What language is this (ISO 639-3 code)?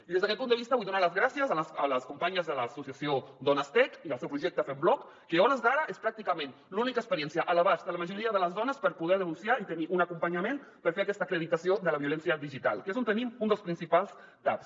cat